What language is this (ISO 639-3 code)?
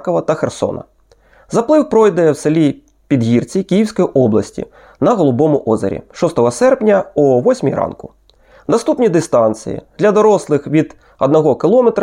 ukr